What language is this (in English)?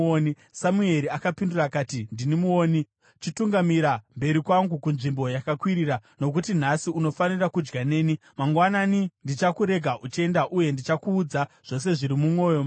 Shona